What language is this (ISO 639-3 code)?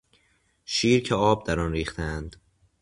fas